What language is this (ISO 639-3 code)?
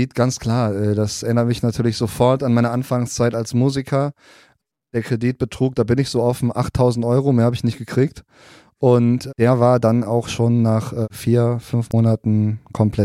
deu